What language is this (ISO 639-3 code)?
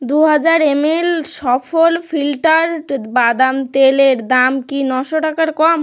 ben